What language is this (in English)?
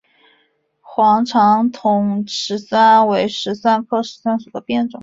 Chinese